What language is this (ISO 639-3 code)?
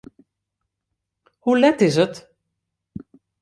fry